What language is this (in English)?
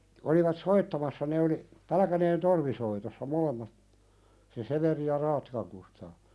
Finnish